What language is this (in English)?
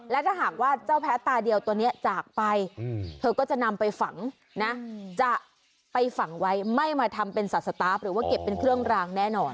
Thai